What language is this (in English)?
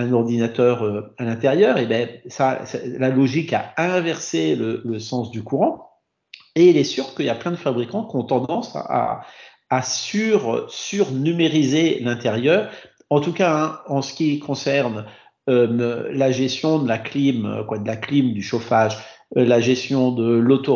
French